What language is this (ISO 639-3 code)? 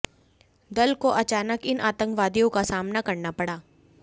hin